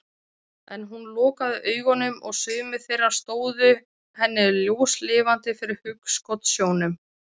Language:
Icelandic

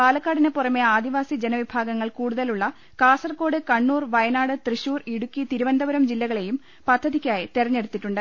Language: Malayalam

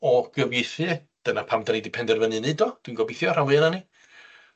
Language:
Welsh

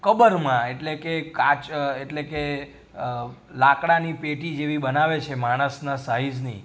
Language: Gujarati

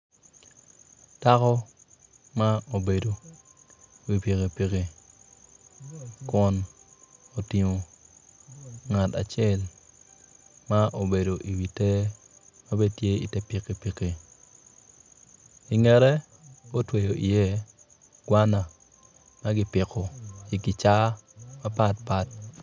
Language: Acoli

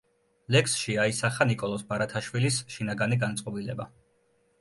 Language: Georgian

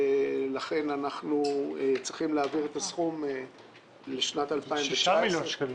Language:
Hebrew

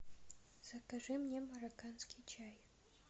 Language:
Russian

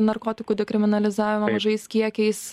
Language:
Lithuanian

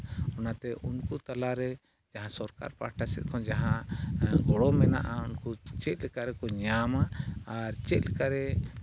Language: Santali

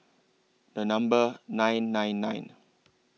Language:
English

